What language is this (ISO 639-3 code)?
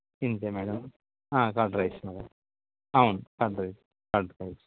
tel